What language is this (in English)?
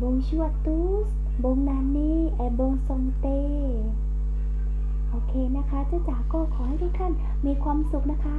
Thai